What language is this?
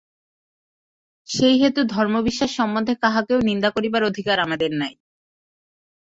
Bangla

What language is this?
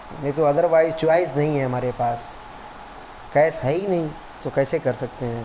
Urdu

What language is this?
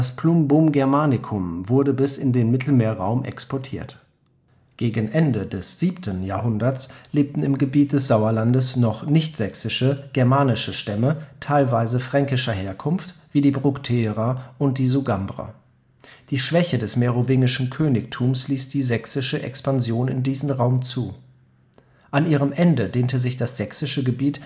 German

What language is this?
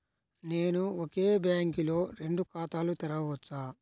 Telugu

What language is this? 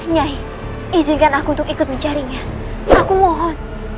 Indonesian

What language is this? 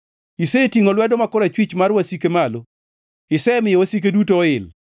Luo (Kenya and Tanzania)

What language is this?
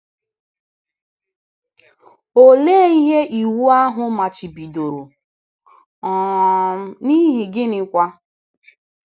Igbo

